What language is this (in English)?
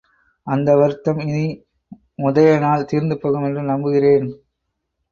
Tamil